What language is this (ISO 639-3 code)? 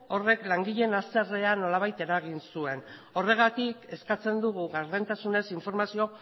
eus